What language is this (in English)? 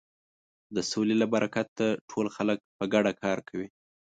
Pashto